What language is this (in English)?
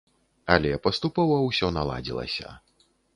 Belarusian